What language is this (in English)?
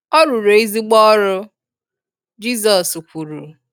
Igbo